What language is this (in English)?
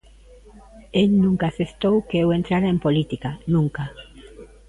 Galician